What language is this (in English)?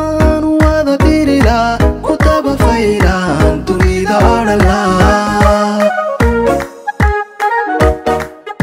Arabic